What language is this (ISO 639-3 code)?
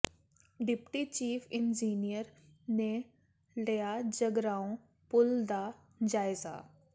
pan